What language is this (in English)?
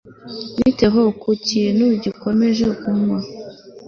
Kinyarwanda